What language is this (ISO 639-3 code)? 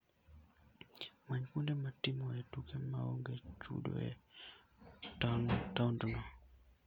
luo